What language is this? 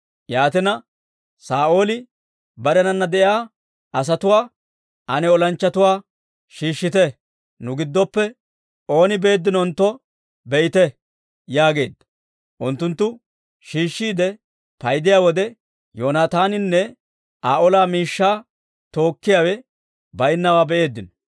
Dawro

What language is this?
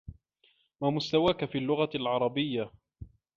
Arabic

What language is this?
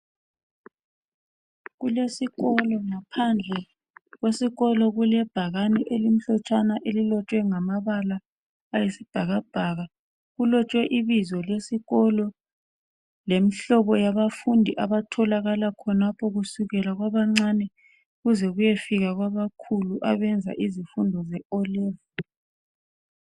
North Ndebele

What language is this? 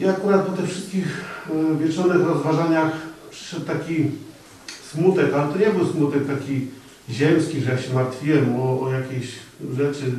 Polish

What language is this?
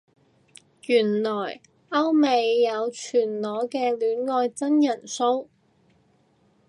Cantonese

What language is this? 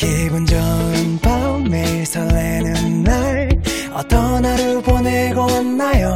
Korean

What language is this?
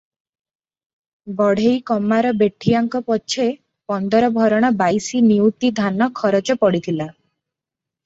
Odia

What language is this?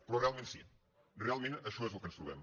Catalan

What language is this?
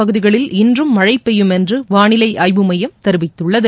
Tamil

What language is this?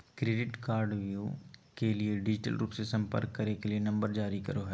Magahi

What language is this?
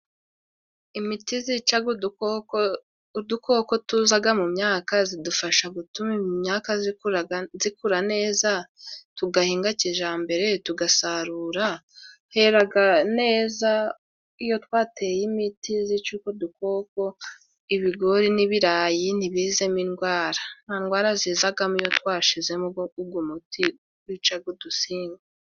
Kinyarwanda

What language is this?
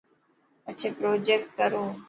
Dhatki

